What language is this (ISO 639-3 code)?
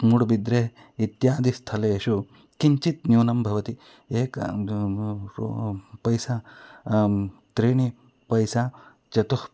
san